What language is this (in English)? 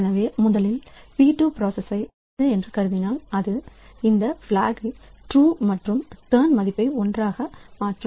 Tamil